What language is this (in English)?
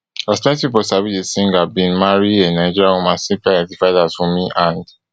Nigerian Pidgin